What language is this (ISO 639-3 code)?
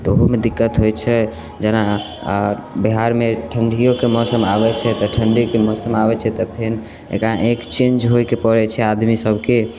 mai